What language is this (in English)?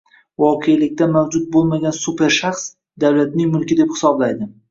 Uzbek